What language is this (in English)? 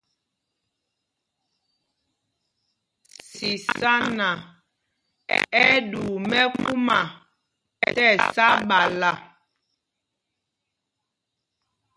Mpumpong